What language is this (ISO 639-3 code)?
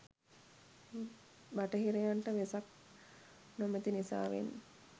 sin